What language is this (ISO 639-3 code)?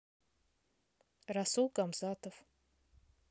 rus